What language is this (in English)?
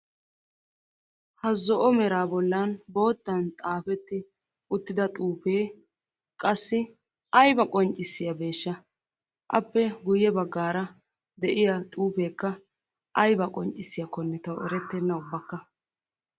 Wolaytta